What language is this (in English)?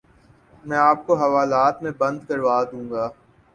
Urdu